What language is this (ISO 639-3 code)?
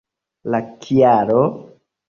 epo